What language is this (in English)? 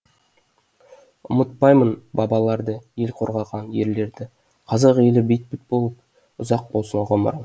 Kazakh